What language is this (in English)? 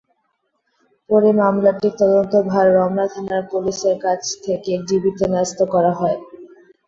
Bangla